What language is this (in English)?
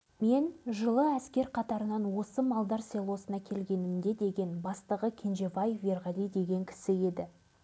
Kazakh